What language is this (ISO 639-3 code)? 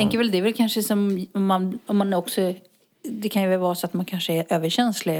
swe